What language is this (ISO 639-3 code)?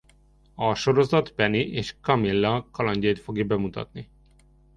hun